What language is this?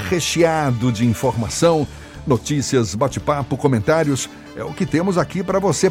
Portuguese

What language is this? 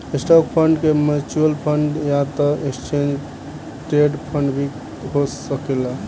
Bhojpuri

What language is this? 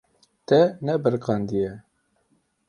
Kurdish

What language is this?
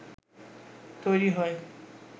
Bangla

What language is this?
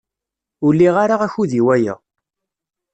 Kabyle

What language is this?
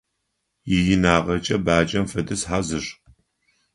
Adyghe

